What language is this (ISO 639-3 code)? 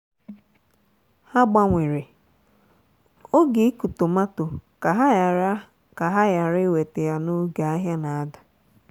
ibo